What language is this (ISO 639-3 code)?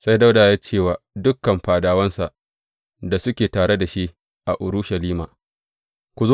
hau